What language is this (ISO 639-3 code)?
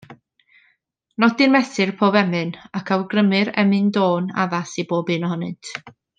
cym